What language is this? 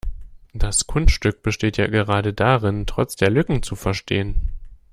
German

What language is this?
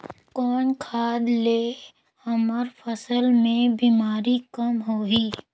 Chhattisgarhi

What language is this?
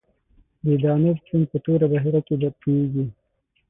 Pashto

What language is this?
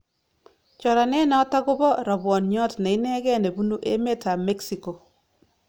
Kalenjin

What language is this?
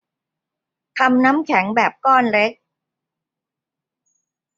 Thai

